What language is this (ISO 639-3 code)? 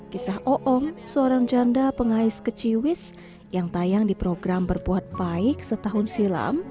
ind